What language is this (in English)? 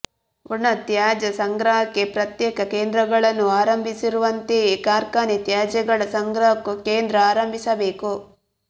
Kannada